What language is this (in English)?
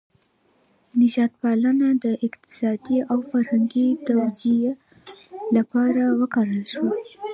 Pashto